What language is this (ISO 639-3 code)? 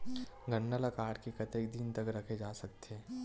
hne